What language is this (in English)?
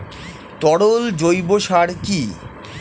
Bangla